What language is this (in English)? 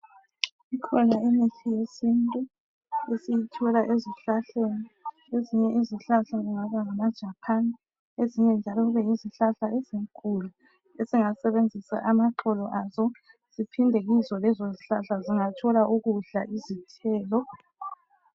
North Ndebele